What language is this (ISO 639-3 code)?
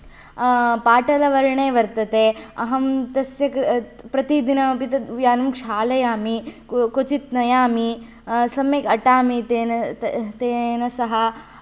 san